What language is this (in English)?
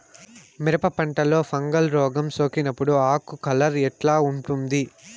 Telugu